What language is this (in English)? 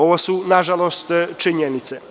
Serbian